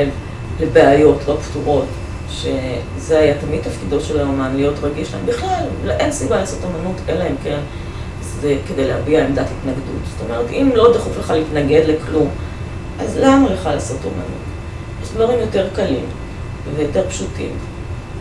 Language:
Hebrew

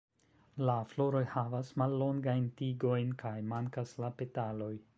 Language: Esperanto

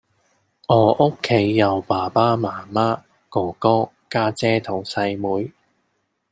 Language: Cantonese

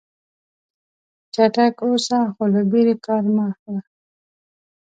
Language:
Pashto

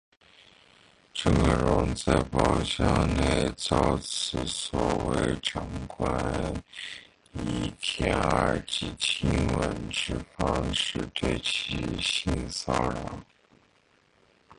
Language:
Chinese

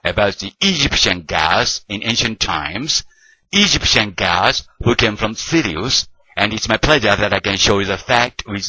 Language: Japanese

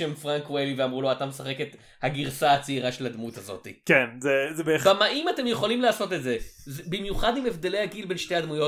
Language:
Hebrew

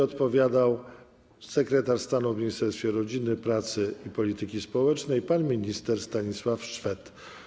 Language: Polish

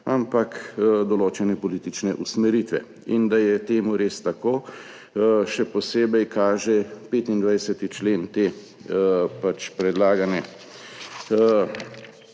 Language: Slovenian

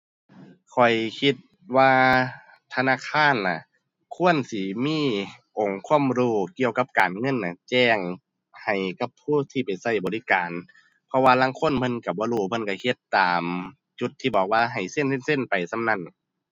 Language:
Thai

